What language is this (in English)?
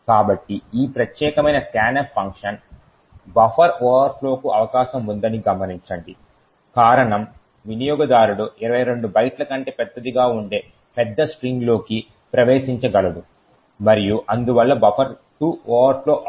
Telugu